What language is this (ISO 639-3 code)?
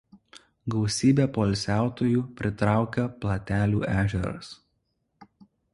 lit